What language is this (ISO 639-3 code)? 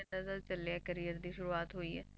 pan